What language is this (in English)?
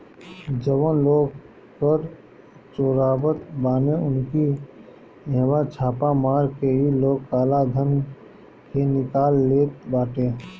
Bhojpuri